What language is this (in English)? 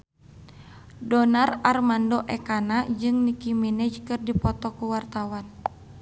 Sundanese